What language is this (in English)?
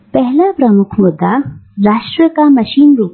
Hindi